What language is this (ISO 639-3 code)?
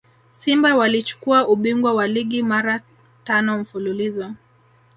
swa